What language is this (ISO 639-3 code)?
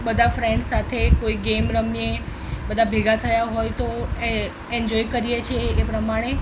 guj